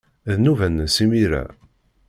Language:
Kabyle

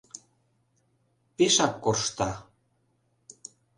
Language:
Mari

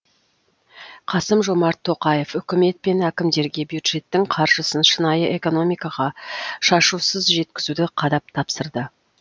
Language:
Kazakh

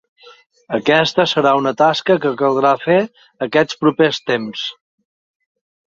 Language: Catalan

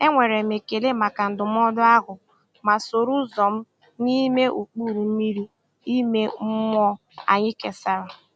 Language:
Igbo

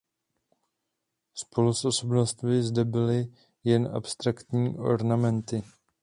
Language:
Czech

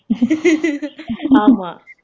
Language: Tamil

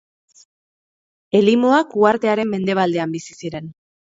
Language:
Basque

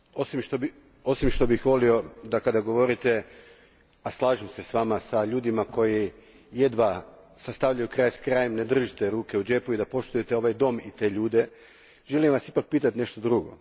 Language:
Croatian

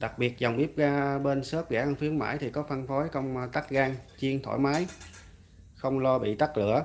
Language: Vietnamese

